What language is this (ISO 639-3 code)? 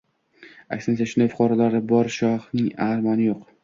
uzb